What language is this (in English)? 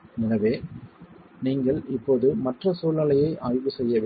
Tamil